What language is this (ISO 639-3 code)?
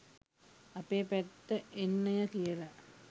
sin